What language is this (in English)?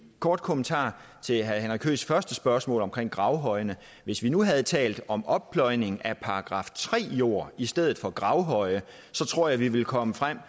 Danish